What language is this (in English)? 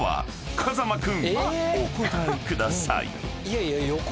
Japanese